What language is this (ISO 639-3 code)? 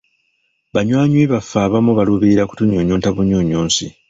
lug